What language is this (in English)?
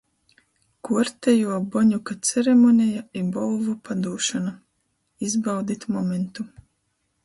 Latgalian